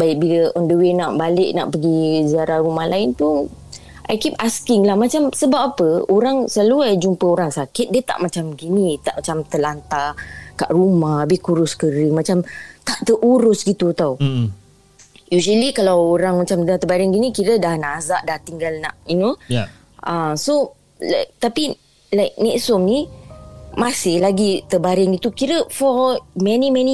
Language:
Malay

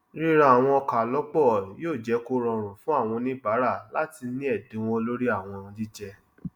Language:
Yoruba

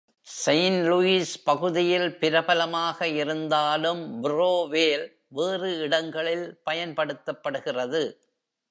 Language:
Tamil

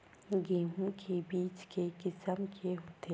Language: Chhattisgarhi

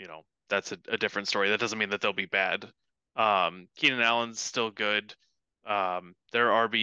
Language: English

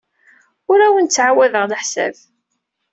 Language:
Kabyle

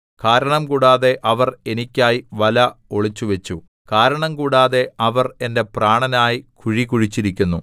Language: Malayalam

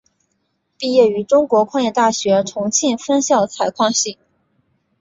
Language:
Chinese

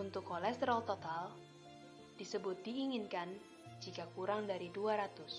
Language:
Indonesian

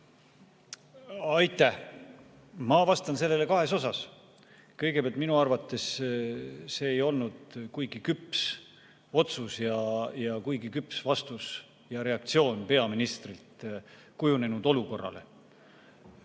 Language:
Estonian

